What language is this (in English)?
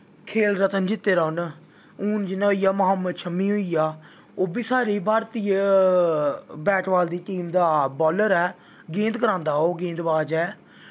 Dogri